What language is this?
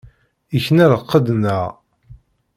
Kabyle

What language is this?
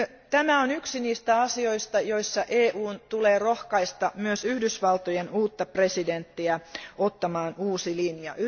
Finnish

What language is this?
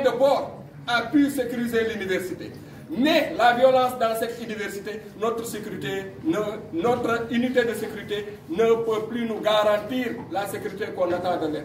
French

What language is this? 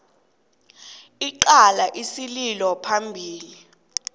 South Ndebele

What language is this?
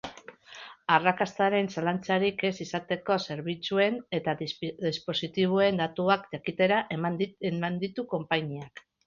Basque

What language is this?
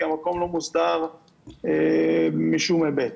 Hebrew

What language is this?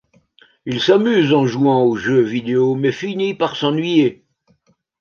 French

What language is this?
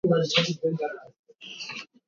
Swahili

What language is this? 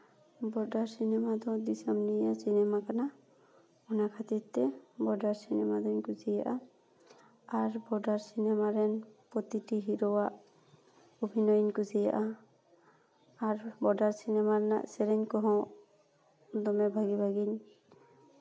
Santali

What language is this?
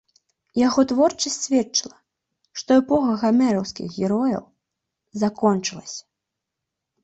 Belarusian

